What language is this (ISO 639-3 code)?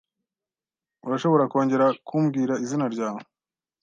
kin